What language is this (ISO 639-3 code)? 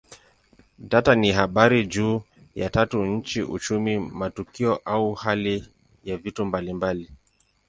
swa